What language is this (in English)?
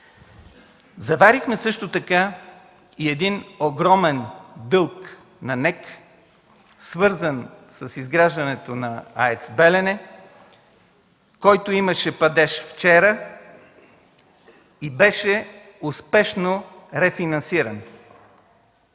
Bulgarian